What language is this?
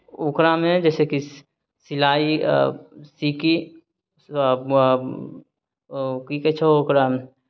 Maithili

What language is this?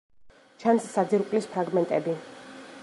Georgian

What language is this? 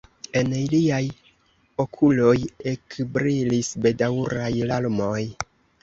Esperanto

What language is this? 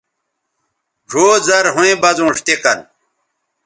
Bateri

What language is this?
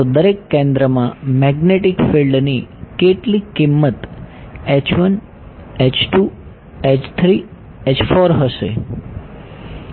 Gujarati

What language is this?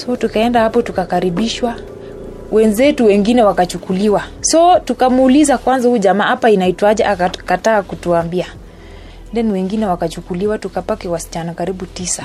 Swahili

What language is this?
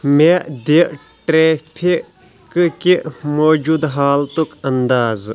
Kashmiri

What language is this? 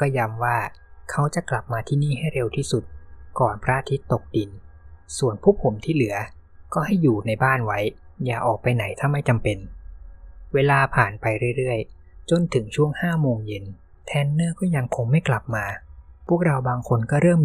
Thai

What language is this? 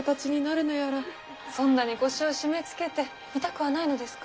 Japanese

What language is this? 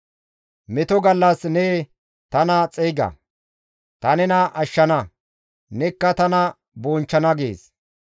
Gamo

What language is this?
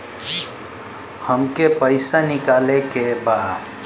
Bhojpuri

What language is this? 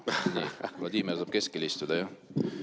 Estonian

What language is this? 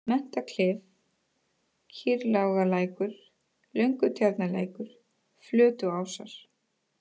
Icelandic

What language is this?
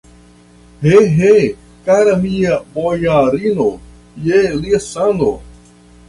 Esperanto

